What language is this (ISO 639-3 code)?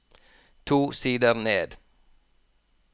nor